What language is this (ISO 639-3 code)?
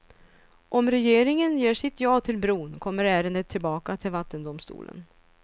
swe